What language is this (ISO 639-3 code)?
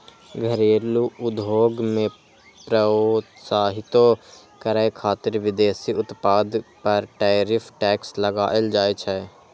mai